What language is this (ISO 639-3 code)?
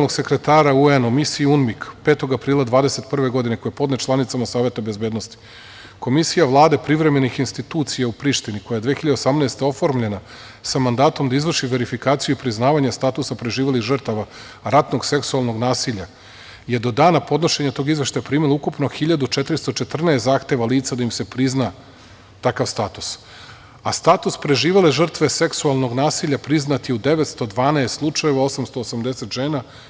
srp